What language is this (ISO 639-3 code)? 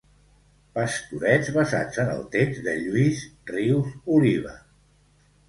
cat